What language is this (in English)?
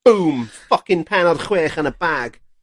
Welsh